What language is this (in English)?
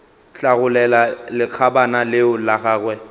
Northern Sotho